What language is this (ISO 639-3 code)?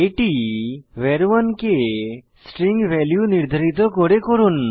ben